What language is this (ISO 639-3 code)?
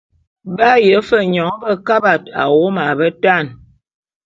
bum